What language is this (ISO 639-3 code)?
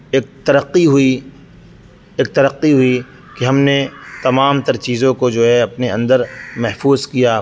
urd